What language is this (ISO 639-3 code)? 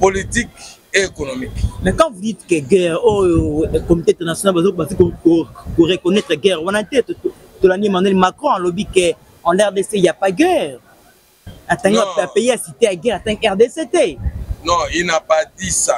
fra